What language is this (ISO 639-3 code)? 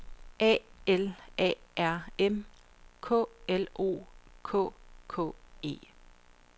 dan